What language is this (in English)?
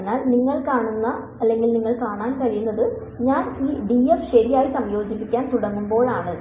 Malayalam